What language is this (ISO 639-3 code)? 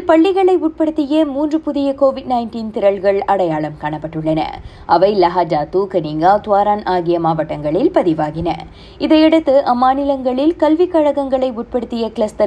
tam